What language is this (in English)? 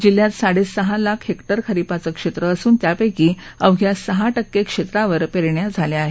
Marathi